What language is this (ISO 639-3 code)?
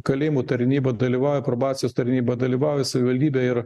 lit